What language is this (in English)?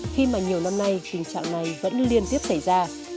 Vietnamese